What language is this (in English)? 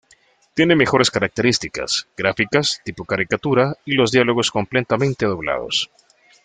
Spanish